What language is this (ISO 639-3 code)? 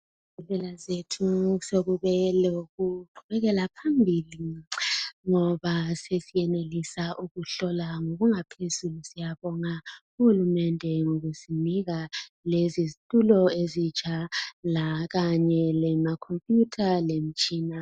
nde